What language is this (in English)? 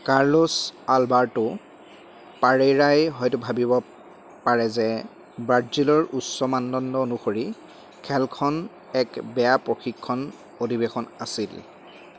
Assamese